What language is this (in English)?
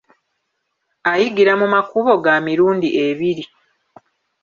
Ganda